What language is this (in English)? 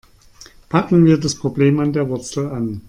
German